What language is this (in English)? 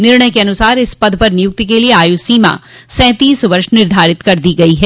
Hindi